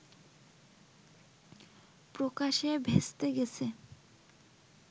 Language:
Bangla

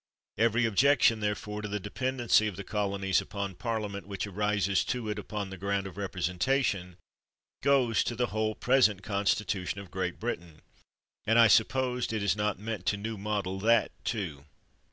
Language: English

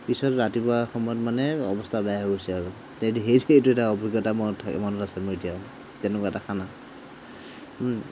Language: Assamese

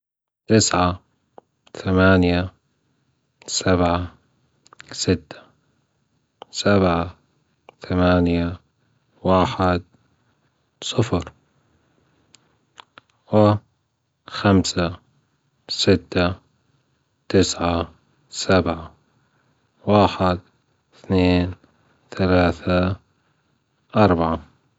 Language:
Gulf Arabic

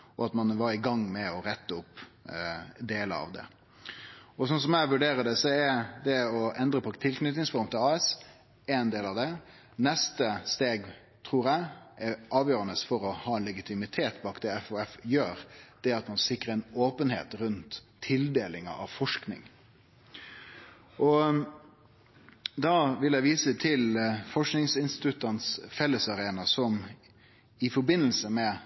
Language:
Norwegian Nynorsk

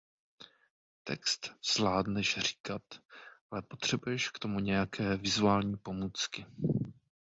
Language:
Czech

